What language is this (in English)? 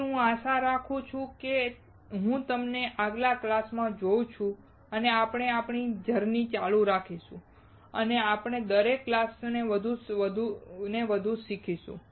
Gujarati